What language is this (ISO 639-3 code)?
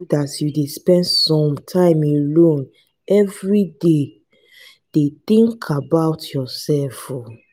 pcm